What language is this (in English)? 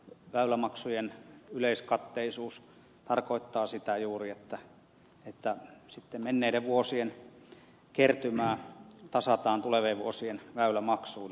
Finnish